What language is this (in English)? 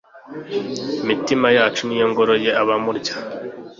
Kinyarwanda